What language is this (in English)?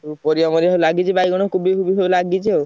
Odia